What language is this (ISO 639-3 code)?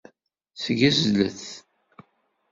kab